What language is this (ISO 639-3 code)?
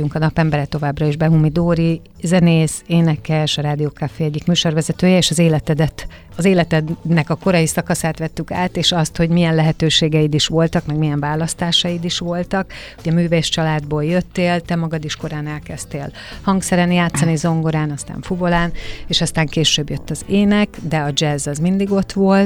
hun